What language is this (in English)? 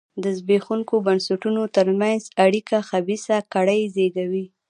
Pashto